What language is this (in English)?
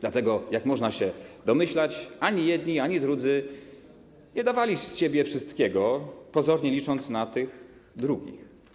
Polish